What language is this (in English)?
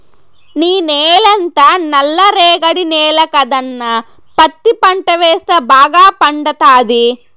Telugu